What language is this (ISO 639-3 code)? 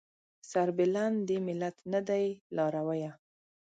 pus